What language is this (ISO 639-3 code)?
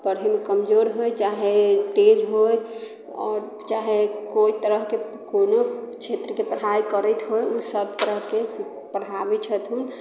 mai